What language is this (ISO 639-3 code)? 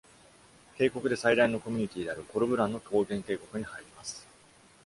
jpn